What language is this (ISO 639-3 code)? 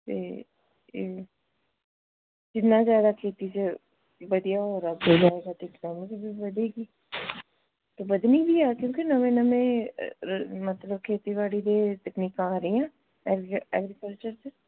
pan